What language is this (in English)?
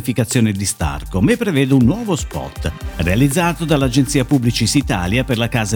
Italian